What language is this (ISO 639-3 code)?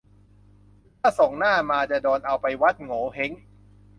tha